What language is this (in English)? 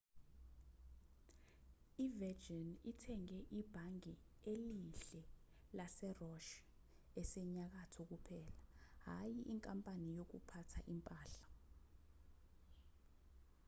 Zulu